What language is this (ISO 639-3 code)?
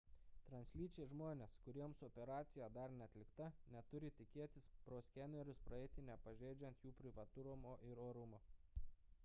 lit